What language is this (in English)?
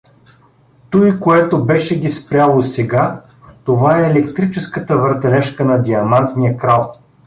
Bulgarian